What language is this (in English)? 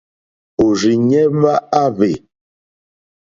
Mokpwe